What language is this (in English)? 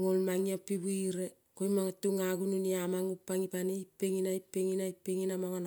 Kol (Papua New Guinea)